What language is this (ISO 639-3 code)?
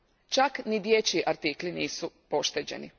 hrv